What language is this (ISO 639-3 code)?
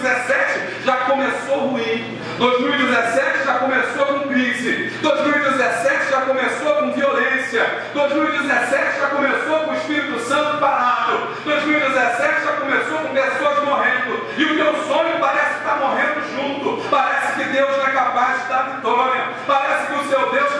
por